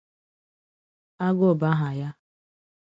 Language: Igbo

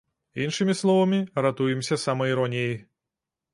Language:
Belarusian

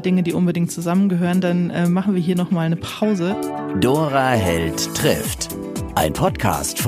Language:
German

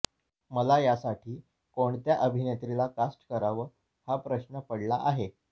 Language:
Marathi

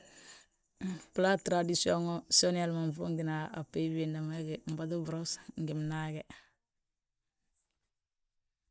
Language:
Balanta-Ganja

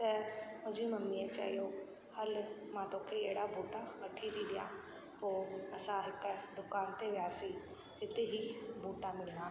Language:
Sindhi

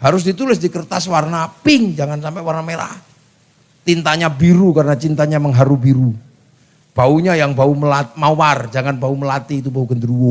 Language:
Indonesian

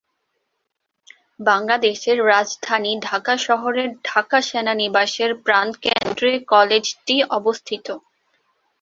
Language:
Bangla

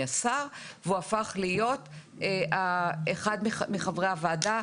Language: Hebrew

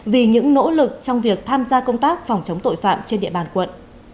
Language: Vietnamese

